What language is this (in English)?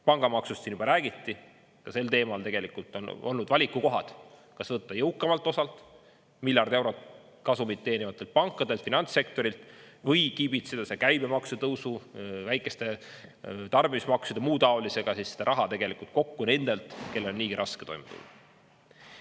Estonian